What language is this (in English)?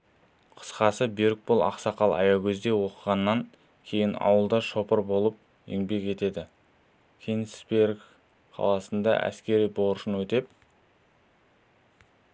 Kazakh